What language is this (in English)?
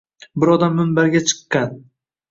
Uzbek